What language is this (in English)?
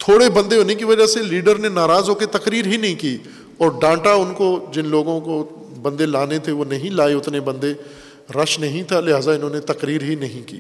Urdu